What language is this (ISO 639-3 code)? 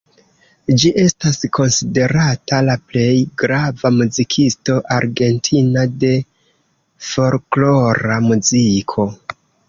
epo